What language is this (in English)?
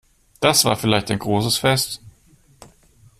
German